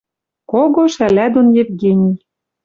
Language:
Western Mari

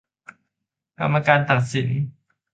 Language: Thai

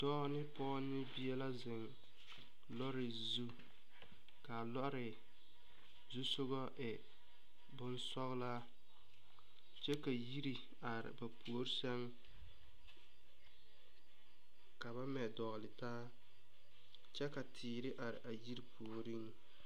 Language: Southern Dagaare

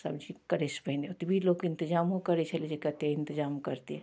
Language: Maithili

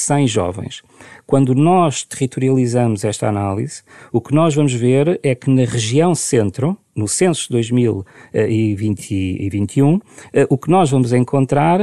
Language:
Portuguese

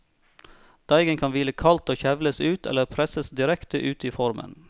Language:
Norwegian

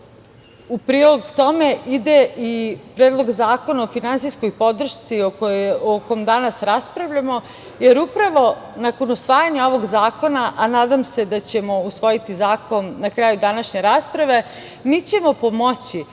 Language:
Serbian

